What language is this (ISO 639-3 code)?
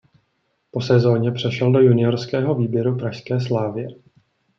ces